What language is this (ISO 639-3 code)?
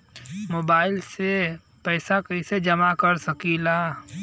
bho